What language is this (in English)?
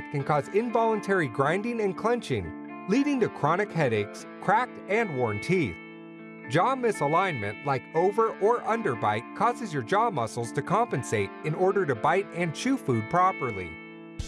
English